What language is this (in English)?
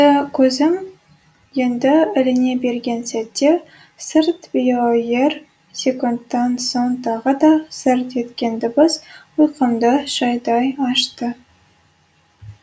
Kazakh